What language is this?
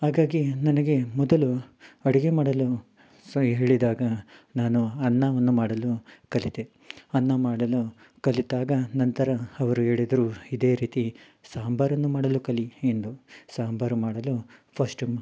Kannada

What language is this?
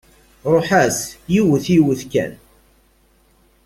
Kabyle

